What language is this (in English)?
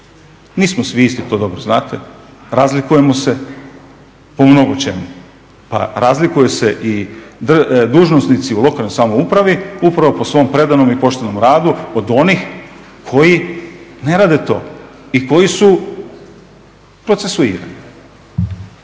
Croatian